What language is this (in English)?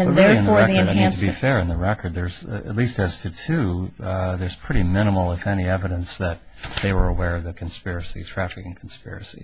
English